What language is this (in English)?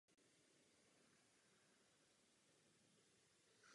Czech